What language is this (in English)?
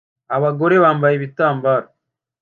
Kinyarwanda